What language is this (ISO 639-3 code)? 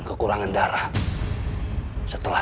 ind